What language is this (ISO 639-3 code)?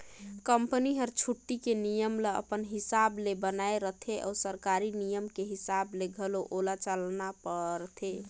hne